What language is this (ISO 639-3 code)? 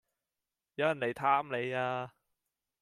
yue